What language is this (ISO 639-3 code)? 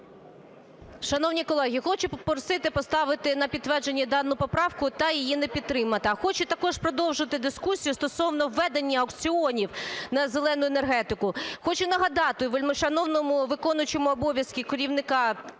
ukr